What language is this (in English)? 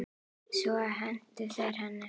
Icelandic